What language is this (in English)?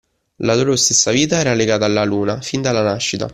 Italian